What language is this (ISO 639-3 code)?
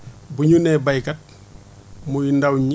wol